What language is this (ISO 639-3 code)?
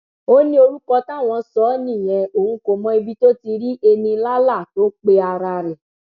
yor